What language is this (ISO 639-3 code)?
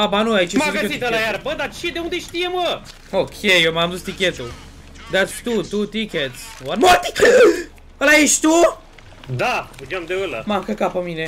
ron